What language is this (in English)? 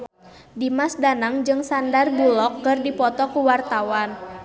Sundanese